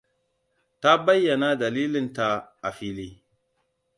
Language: Hausa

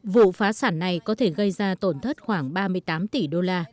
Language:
Vietnamese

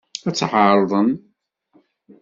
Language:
Kabyle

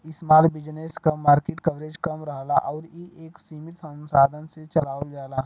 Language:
Bhojpuri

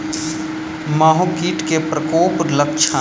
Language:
Maithili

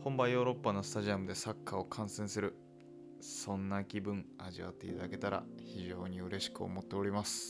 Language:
Japanese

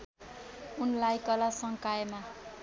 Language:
Nepali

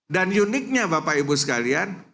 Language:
Indonesian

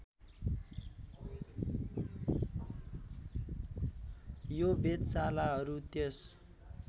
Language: Nepali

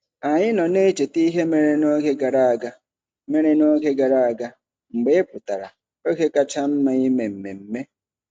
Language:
Igbo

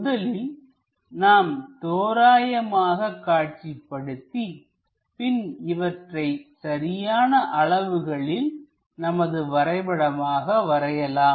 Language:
Tamil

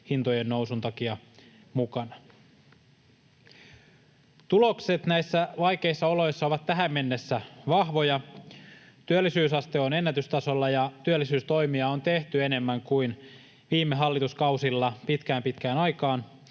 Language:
Finnish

